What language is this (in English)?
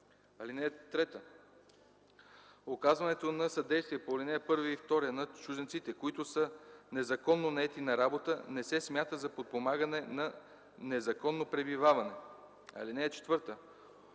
Bulgarian